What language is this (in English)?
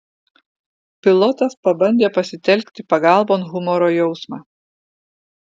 Lithuanian